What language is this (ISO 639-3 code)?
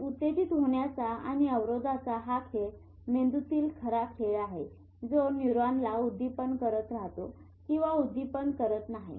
mar